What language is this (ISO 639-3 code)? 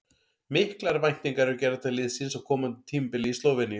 isl